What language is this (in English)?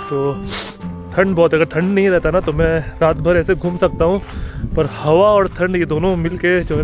Hindi